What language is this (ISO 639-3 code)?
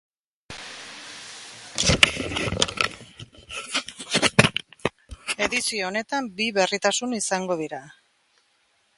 eus